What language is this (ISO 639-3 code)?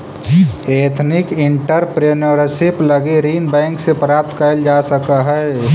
mag